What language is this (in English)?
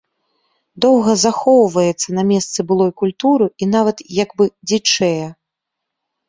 Belarusian